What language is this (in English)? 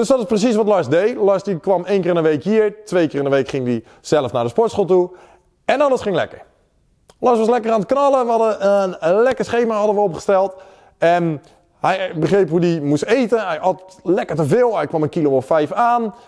Dutch